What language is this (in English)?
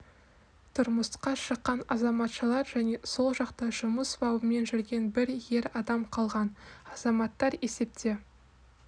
Kazakh